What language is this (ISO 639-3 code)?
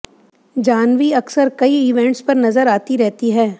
hin